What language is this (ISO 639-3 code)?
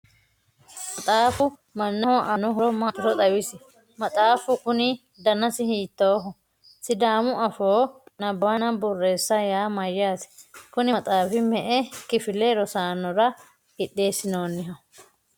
sid